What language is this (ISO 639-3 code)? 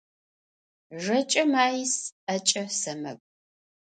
ady